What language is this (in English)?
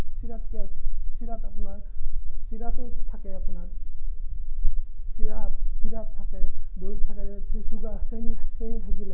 Assamese